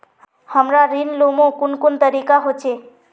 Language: Magahi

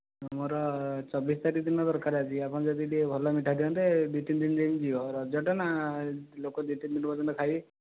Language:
Odia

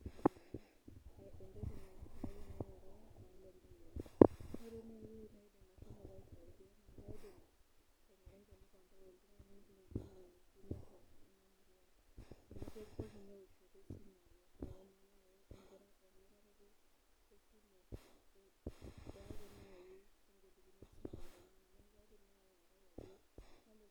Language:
Masai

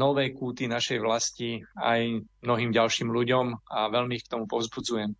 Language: Slovak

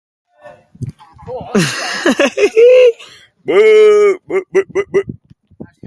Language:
Basque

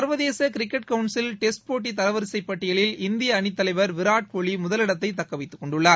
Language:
Tamil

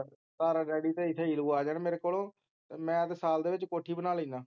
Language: Punjabi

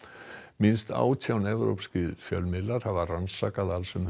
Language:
Icelandic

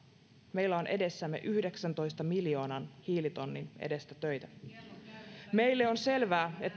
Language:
Finnish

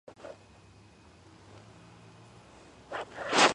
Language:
Georgian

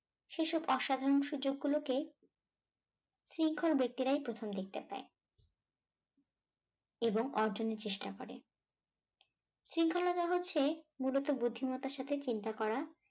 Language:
Bangla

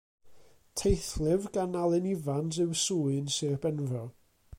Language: Welsh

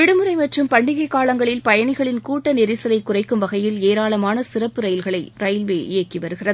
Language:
Tamil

